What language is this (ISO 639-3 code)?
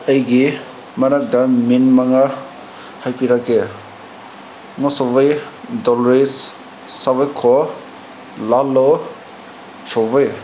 mni